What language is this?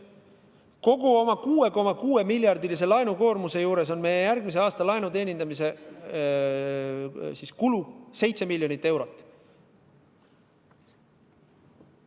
Estonian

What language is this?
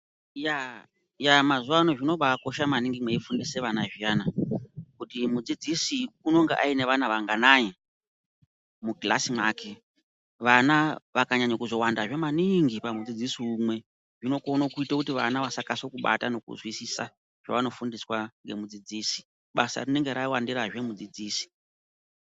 Ndau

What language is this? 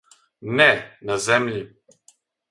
Serbian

